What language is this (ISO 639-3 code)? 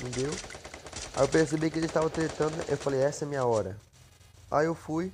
por